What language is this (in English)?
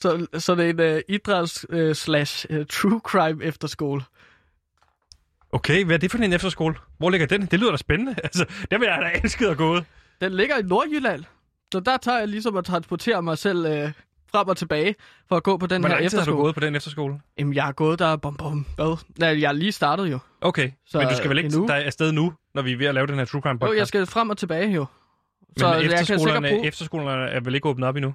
Danish